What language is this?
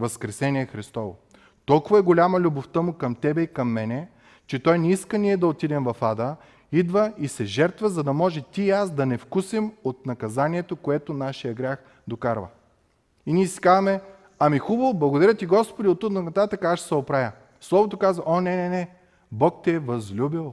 Bulgarian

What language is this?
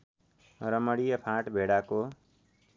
Nepali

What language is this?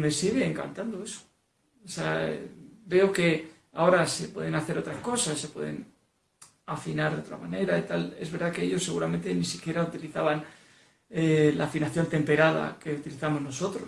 Spanish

